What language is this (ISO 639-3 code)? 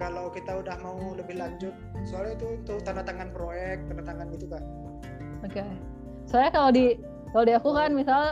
ind